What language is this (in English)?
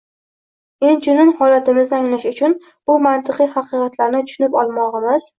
Uzbek